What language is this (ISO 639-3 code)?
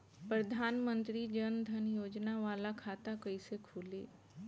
bho